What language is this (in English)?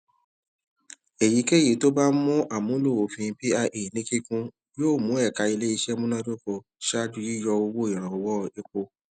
Yoruba